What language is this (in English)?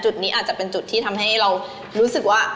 Thai